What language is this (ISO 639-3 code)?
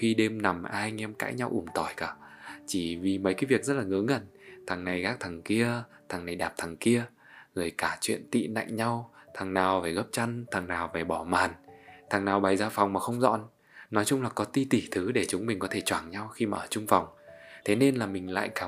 vie